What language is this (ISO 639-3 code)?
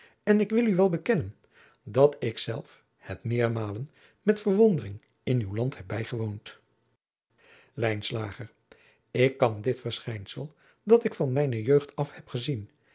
nld